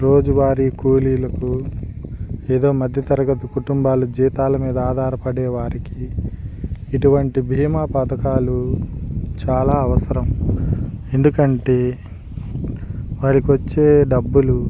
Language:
Telugu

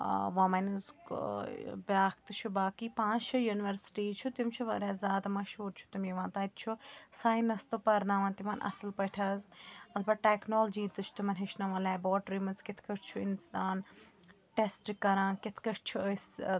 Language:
Kashmiri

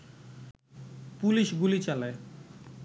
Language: Bangla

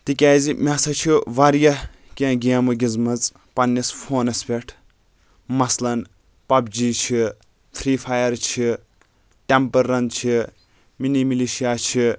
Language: Kashmiri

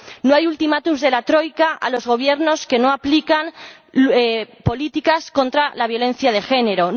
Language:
Spanish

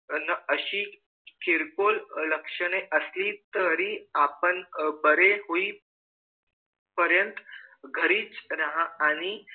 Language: Marathi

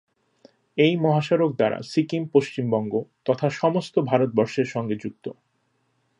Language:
Bangla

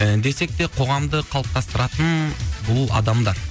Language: Kazakh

